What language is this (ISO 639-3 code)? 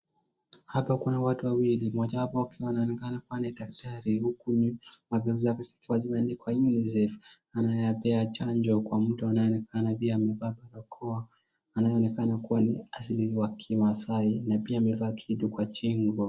swa